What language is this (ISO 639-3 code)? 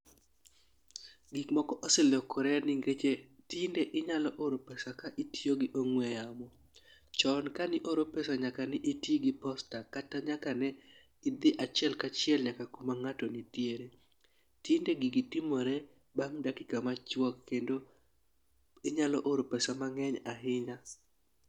luo